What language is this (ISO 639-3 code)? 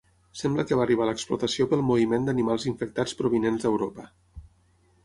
cat